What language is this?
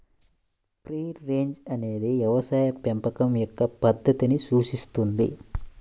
Telugu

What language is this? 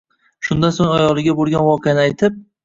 Uzbek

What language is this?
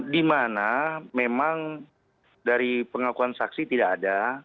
Indonesian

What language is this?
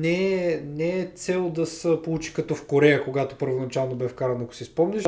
Bulgarian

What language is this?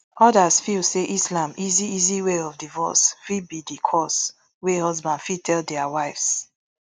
Nigerian Pidgin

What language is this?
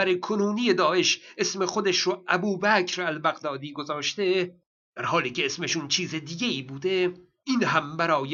Persian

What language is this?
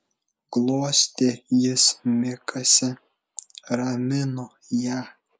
Lithuanian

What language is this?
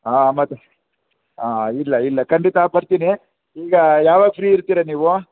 Kannada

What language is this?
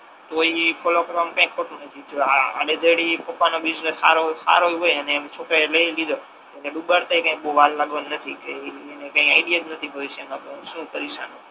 Gujarati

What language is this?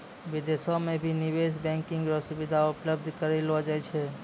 Maithili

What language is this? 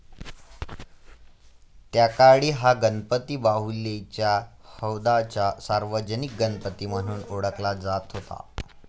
Marathi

